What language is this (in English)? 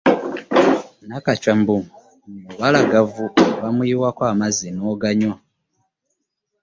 Ganda